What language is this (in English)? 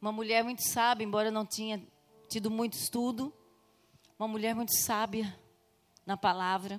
Portuguese